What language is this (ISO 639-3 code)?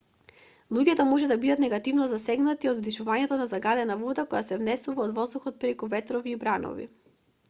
mkd